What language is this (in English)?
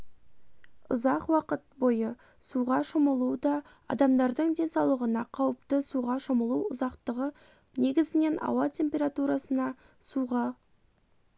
Kazakh